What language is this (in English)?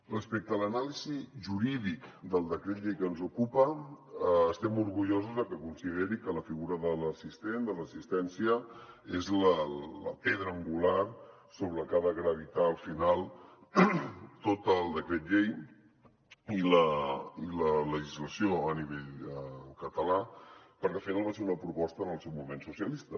Catalan